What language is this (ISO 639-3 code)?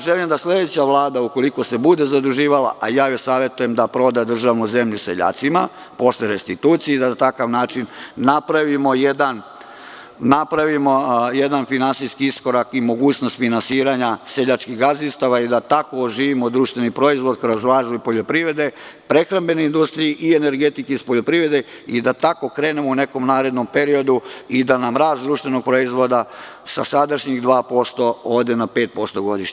srp